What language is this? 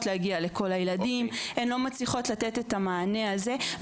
Hebrew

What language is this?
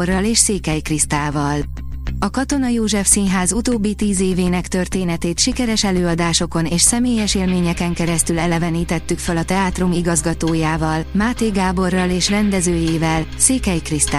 Hungarian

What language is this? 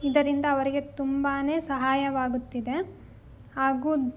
Kannada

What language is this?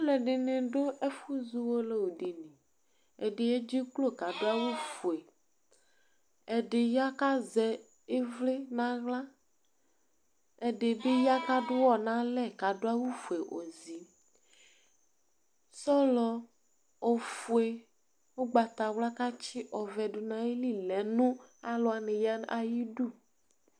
Ikposo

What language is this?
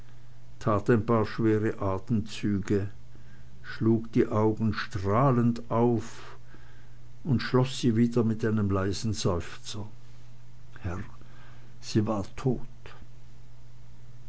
German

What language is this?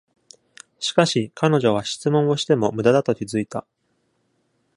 Japanese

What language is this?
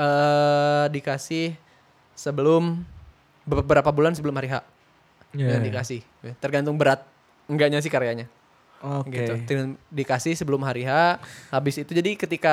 Indonesian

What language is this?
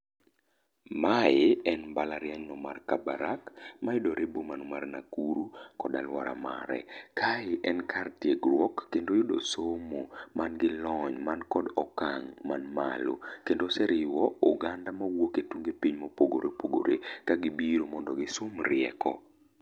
Luo (Kenya and Tanzania)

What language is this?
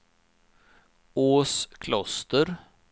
Swedish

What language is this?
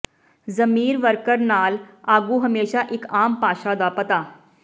Punjabi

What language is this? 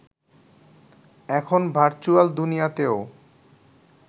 Bangla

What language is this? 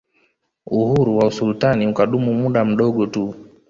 Swahili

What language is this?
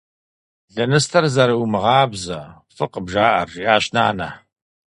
Kabardian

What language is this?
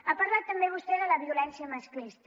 Catalan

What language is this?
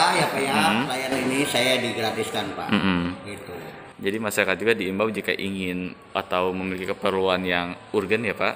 Indonesian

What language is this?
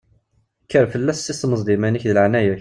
Kabyle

